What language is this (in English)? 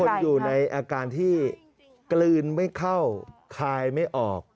Thai